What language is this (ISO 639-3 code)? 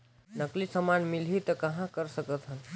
hne